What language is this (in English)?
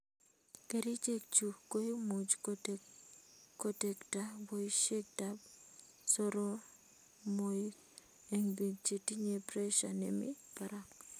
Kalenjin